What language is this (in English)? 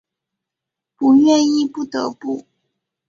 Chinese